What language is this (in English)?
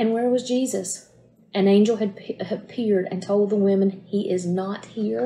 English